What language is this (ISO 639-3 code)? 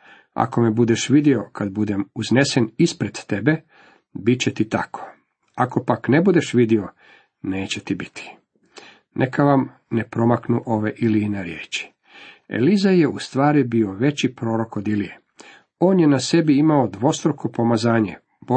hrv